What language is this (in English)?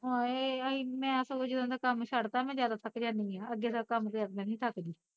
Punjabi